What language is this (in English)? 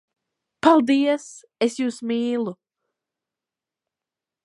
Latvian